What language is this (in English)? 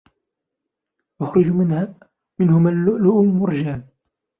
Arabic